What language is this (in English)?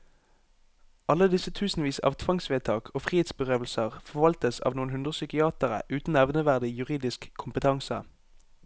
Norwegian